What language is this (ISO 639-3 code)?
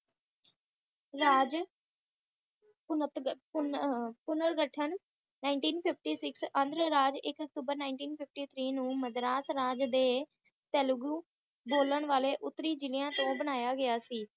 pan